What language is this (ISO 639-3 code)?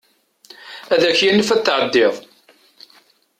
kab